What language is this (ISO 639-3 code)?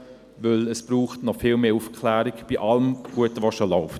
gsw